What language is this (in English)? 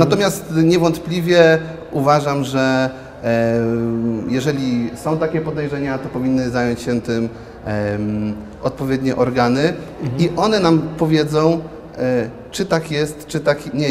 Polish